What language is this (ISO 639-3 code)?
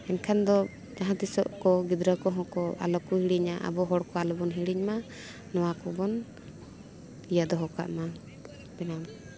sat